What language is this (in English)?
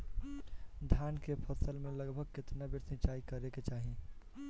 Bhojpuri